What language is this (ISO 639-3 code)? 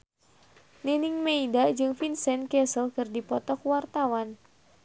sun